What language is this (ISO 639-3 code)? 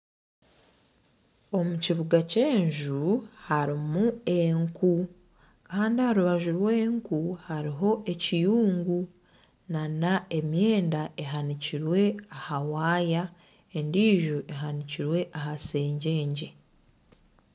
nyn